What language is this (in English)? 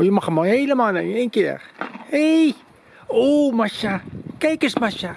Dutch